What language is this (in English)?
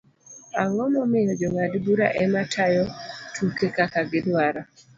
Luo (Kenya and Tanzania)